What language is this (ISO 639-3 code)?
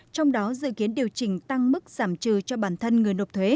vie